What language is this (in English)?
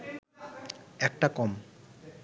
Bangla